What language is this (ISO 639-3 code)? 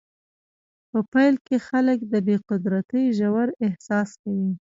pus